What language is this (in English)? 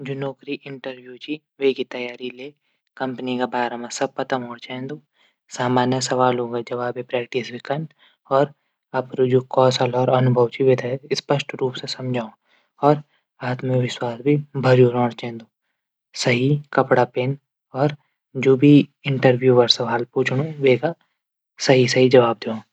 Garhwali